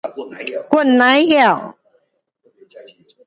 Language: Pu-Xian Chinese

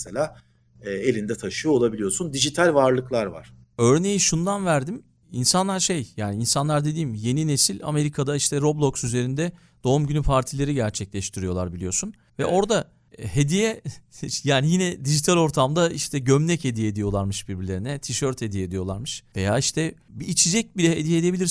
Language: Turkish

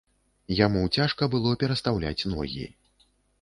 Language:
Belarusian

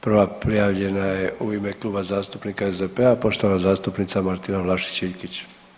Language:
Croatian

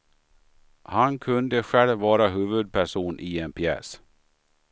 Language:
Swedish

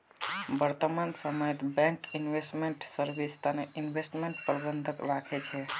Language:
Magahi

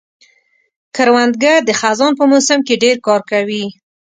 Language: Pashto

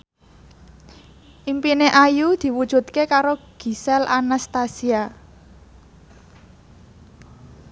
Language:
Javanese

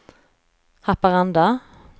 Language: Swedish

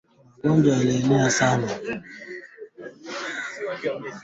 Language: Swahili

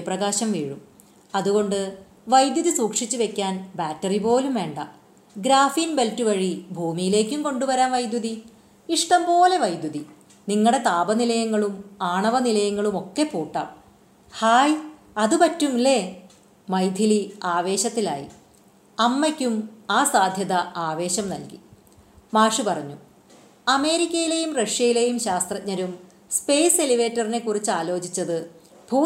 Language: Malayalam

